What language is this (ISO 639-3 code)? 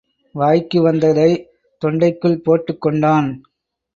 tam